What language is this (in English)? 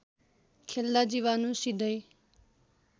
Nepali